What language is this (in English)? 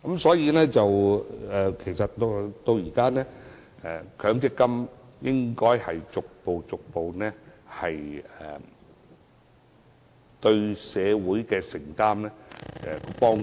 Cantonese